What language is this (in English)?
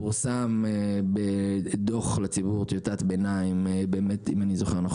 Hebrew